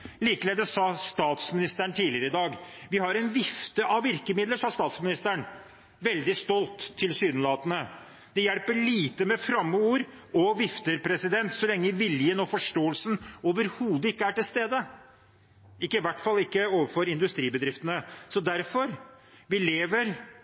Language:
Norwegian Bokmål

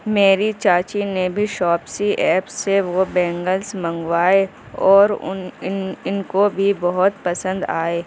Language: Urdu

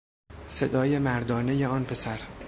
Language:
Persian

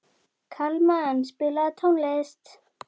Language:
Icelandic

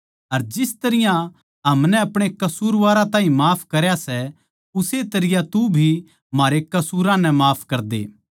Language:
Haryanvi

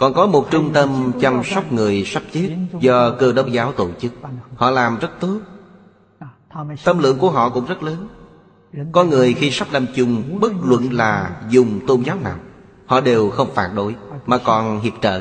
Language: Vietnamese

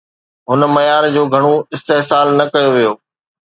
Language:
Sindhi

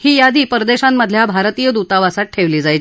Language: Marathi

